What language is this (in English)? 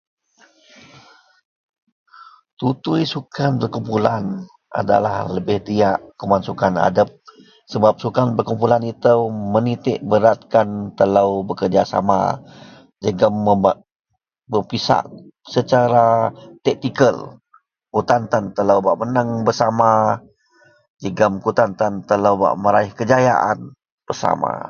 Central Melanau